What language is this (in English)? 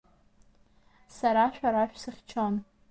Abkhazian